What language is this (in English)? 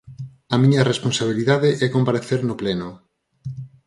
Galician